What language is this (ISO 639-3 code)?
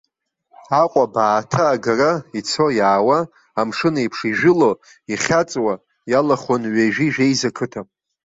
abk